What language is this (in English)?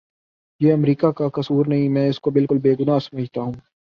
Urdu